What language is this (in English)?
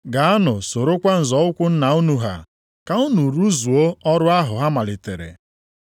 Igbo